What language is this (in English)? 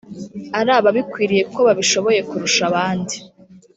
Kinyarwanda